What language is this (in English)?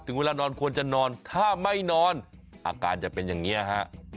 Thai